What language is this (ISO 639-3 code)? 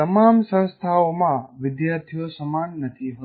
guj